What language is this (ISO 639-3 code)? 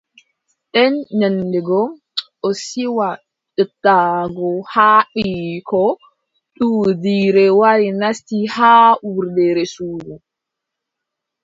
fub